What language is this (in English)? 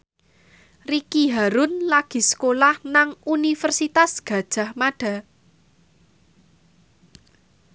Javanese